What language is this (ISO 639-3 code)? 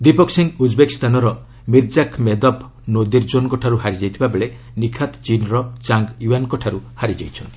ori